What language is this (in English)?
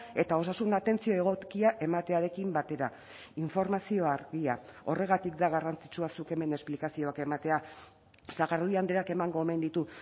Basque